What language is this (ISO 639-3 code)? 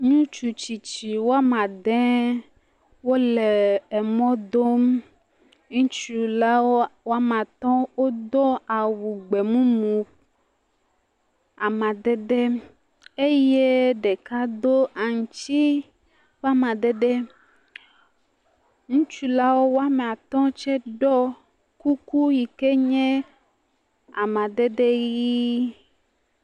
ewe